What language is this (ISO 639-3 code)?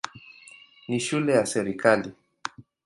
swa